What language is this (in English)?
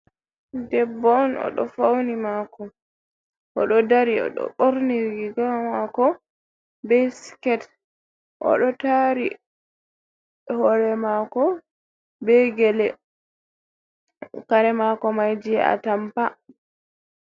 Fula